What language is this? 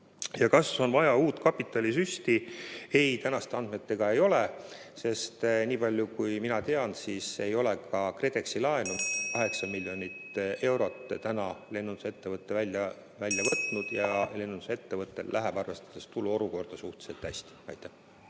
Estonian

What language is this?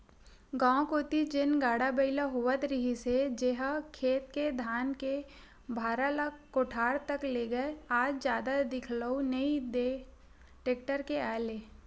Chhattisgarhi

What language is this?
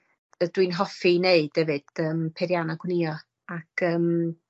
Welsh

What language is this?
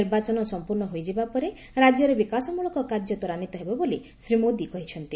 Odia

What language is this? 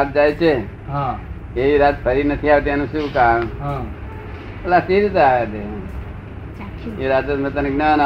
Gujarati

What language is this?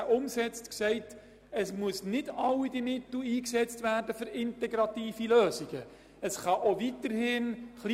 Swiss German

